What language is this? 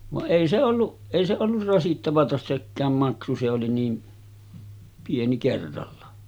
Finnish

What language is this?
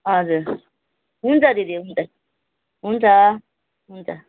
Nepali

